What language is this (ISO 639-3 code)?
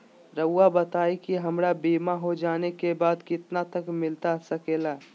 mag